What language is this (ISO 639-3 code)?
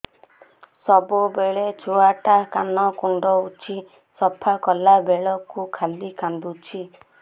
ori